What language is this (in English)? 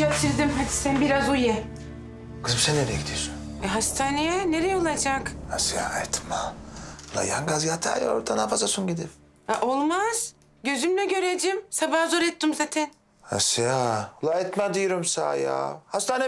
Turkish